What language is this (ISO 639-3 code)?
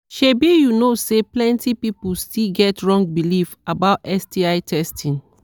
pcm